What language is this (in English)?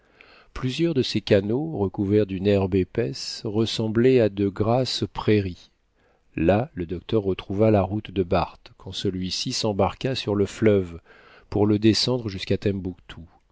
French